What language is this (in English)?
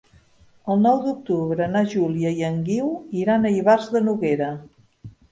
Catalan